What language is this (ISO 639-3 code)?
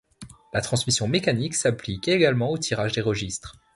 fra